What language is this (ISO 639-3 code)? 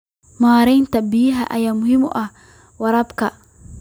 som